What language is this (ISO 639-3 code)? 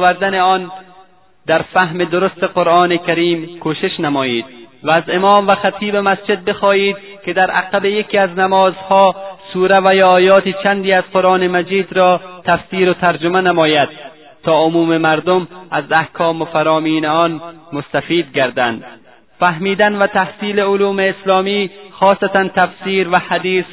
fas